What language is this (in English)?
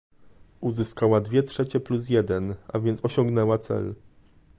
Polish